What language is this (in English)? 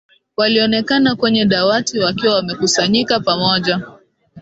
Swahili